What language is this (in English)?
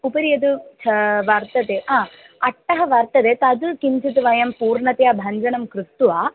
Sanskrit